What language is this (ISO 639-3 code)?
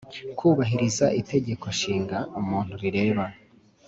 kin